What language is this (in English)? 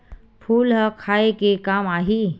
Chhattisgarhi